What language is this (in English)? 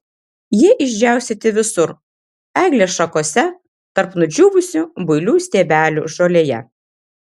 Lithuanian